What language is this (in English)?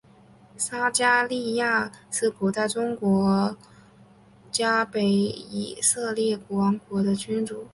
Chinese